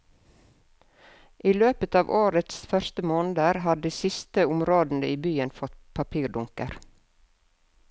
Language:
Norwegian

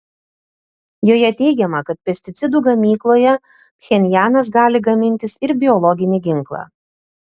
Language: Lithuanian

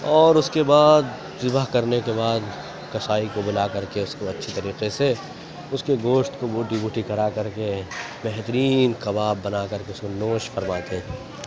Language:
Urdu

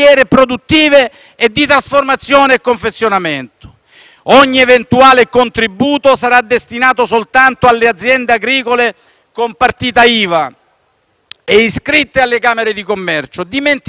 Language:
Italian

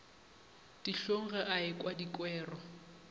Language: Northern Sotho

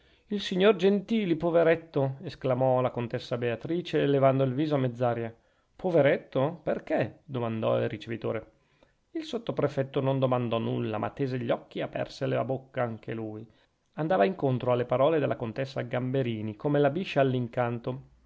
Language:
Italian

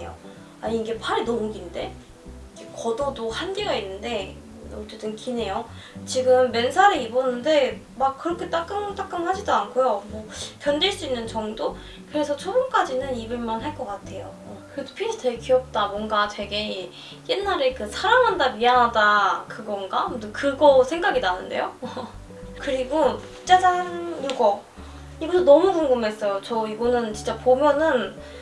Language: Korean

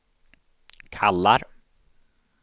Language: Swedish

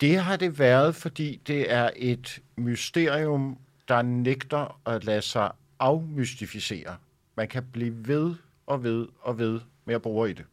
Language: Danish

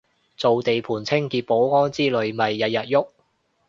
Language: Cantonese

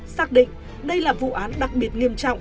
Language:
Vietnamese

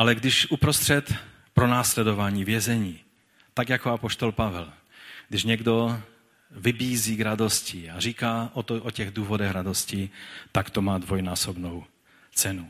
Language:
Czech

